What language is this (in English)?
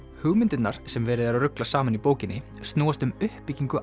Icelandic